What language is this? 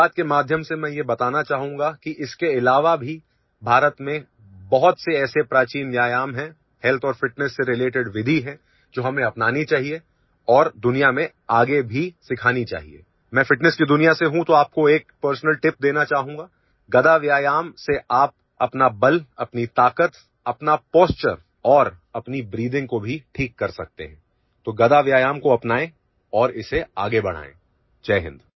Gujarati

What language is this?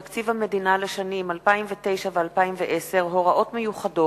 Hebrew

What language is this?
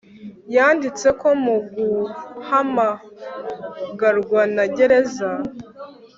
Kinyarwanda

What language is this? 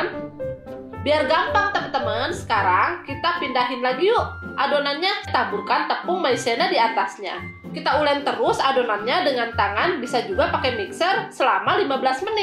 Indonesian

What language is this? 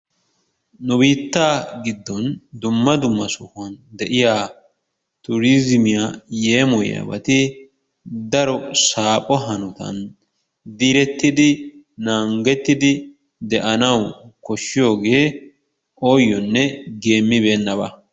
Wolaytta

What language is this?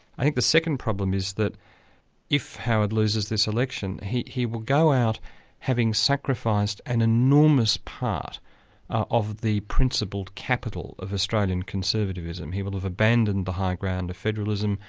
English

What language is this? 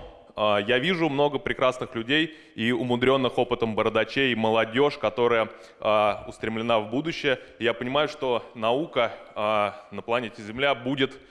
Russian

